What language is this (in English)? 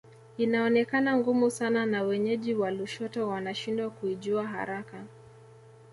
Swahili